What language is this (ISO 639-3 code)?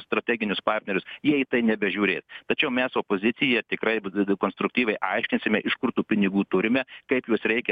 lit